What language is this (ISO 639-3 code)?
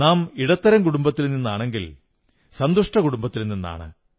mal